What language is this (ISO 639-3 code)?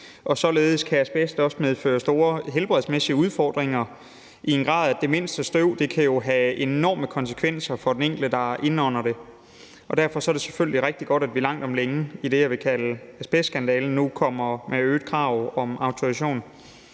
dan